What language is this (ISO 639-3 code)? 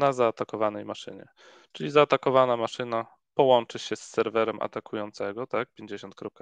pol